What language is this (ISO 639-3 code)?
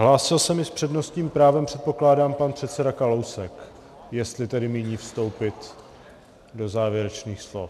ces